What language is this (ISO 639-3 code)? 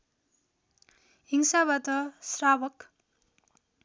nep